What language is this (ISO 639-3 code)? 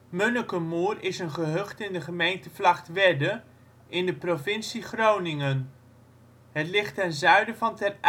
nld